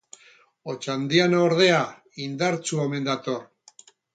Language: Basque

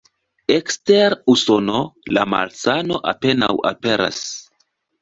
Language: Esperanto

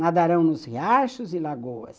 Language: Portuguese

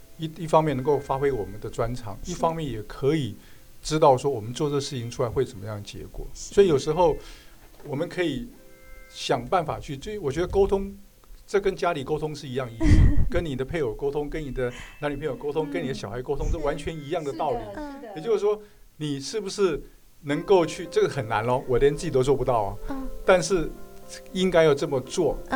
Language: Chinese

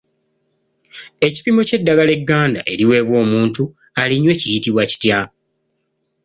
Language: Ganda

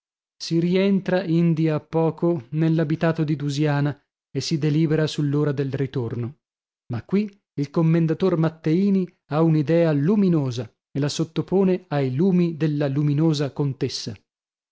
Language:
Italian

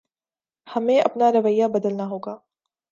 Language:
Urdu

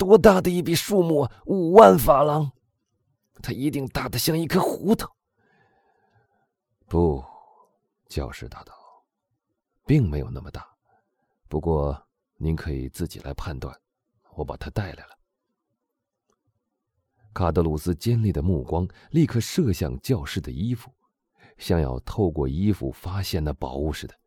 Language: Chinese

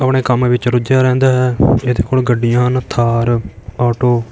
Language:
Punjabi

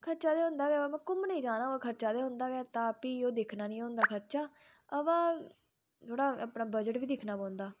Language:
Dogri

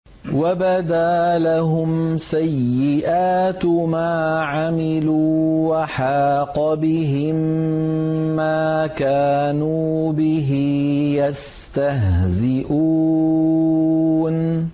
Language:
Arabic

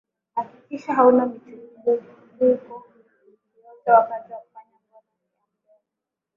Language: Swahili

